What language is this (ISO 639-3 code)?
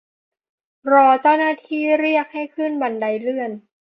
tha